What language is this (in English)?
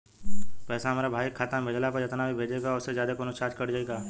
Bhojpuri